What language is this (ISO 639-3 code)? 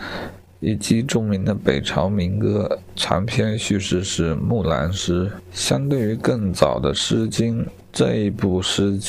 zho